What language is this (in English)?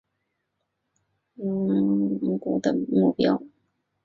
Chinese